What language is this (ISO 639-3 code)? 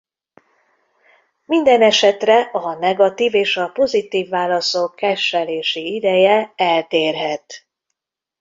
hun